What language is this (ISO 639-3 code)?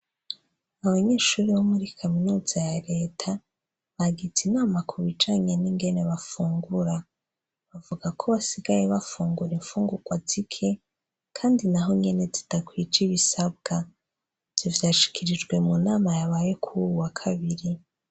run